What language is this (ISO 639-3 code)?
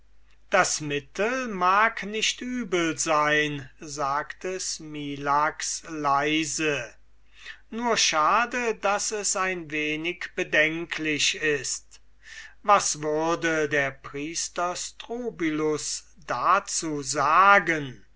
deu